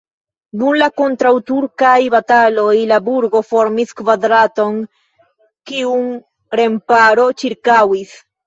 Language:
Esperanto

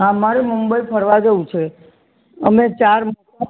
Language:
Gujarati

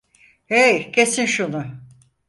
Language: Turkish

